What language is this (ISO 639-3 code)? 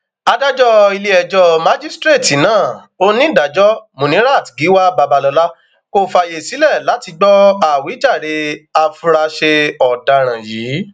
yor